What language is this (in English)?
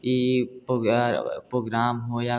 Hindi